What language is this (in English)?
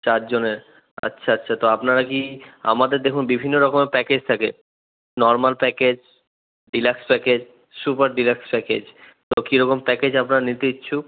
Bangla